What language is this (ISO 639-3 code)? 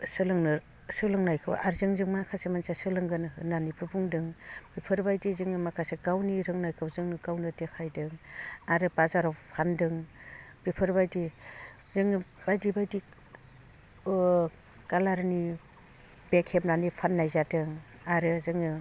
brx